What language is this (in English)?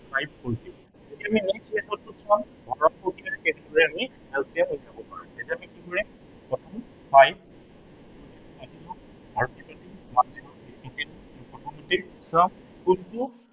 Assamese